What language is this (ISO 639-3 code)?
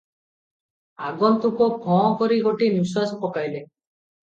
ori